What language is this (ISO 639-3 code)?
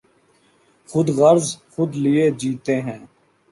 urd